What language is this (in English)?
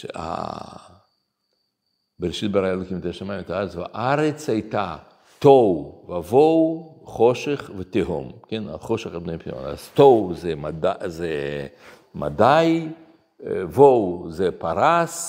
Hebrew